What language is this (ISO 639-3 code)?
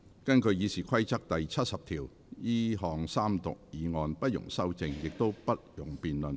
yue